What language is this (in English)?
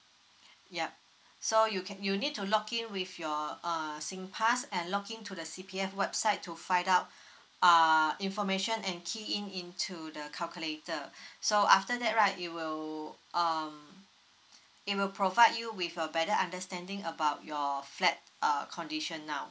English